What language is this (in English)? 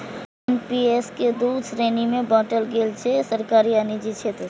Maithili